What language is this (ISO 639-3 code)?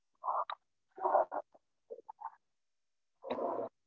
tam